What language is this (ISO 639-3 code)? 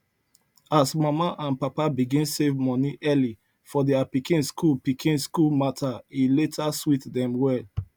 pcm